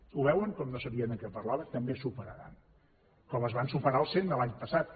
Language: Catalan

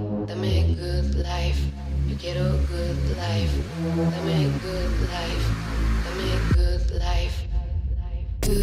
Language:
English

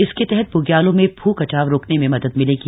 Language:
Hindi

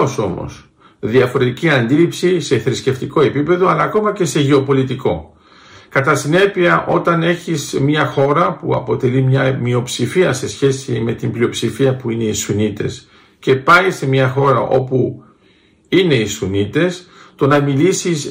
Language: Greek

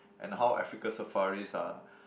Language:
English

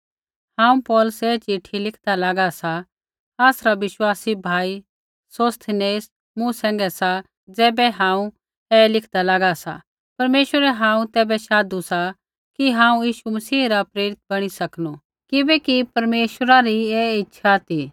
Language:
Kullu Pahari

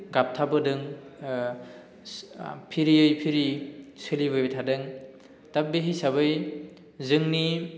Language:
Bodo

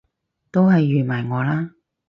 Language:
Cantonese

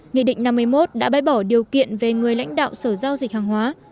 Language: Vietnamese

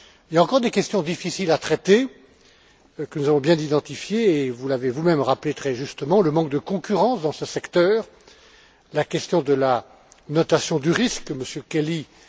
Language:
French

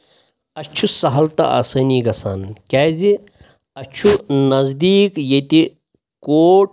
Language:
Kashmiri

